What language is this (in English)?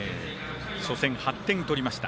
Japanese